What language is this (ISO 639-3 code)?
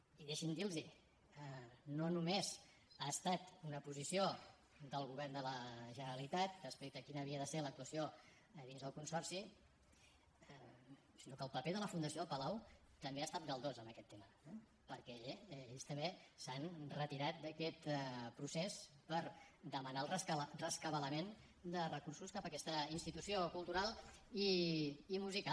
cat